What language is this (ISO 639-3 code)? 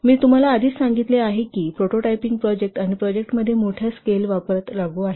mar